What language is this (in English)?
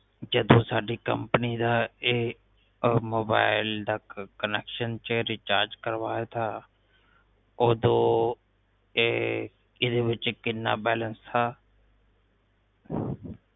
Punjabi